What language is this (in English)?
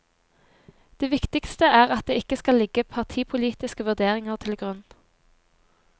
Norwegian